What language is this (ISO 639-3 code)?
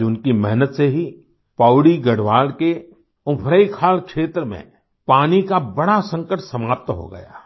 hin